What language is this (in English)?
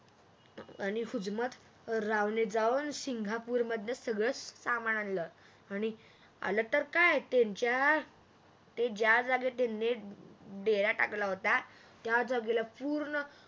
Marathi